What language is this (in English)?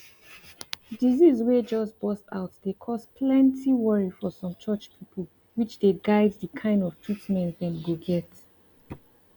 Nigerian Pidgin